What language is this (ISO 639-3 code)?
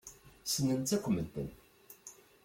kab